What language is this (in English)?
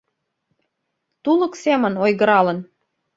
Mari